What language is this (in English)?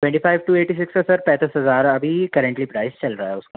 Hindi